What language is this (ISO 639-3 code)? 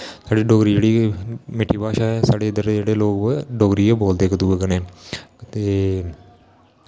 doi